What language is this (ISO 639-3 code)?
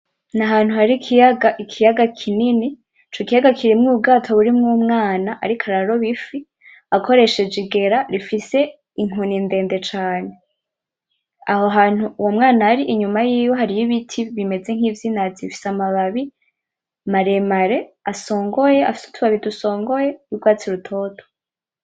run